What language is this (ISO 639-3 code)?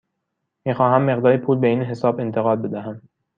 fas